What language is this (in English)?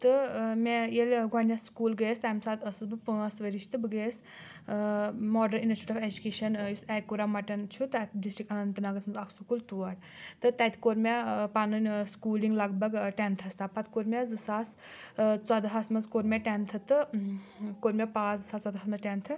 Kashmiri